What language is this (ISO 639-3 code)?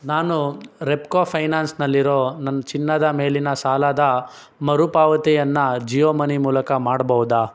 kan